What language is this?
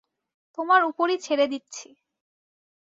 Bangla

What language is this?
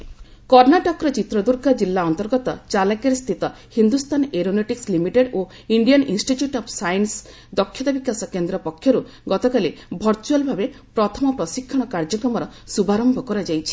Odia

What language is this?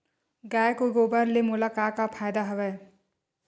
Chhattisgarhi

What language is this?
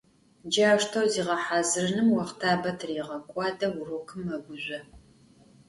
Adyghe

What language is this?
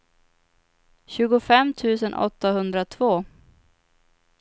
Swedish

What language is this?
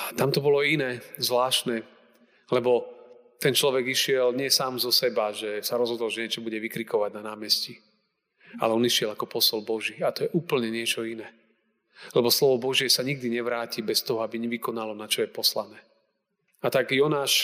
Slovak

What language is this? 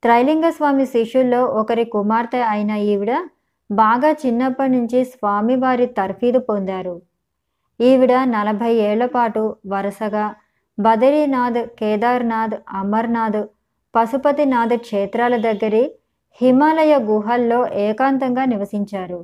Telugu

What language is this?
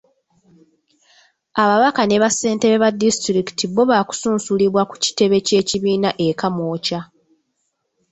Ganda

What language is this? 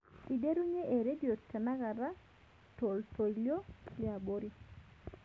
Masai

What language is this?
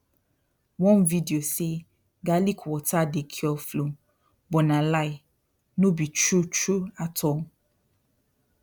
Nigerian Pidgin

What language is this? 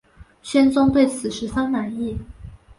Chinese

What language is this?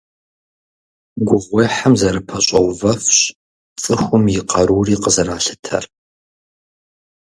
Kabardian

